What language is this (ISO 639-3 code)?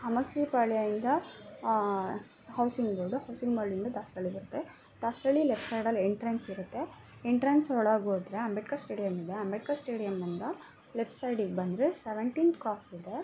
kan